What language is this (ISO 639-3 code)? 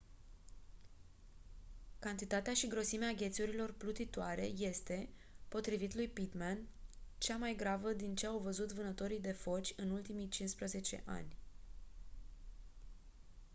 ron